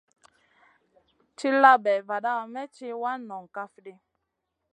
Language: Masana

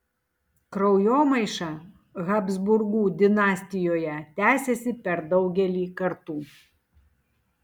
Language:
Lithuanian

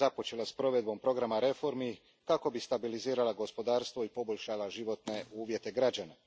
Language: Croatian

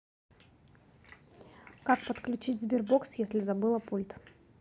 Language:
Russian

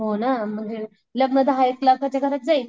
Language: Marathi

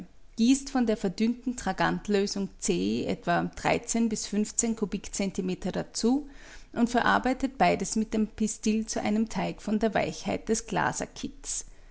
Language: German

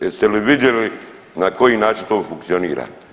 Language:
Croatian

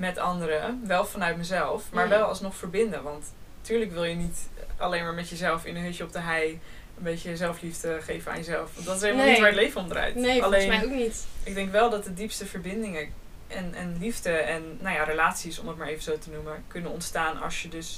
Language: Dutch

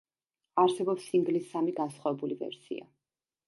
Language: Georgian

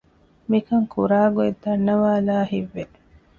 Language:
Divehi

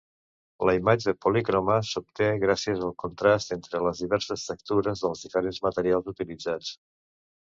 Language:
Catalan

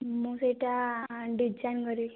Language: Odia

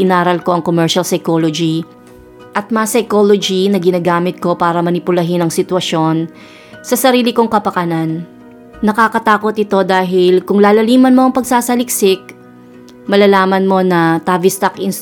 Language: Filipino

